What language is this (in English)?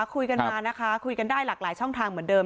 Thai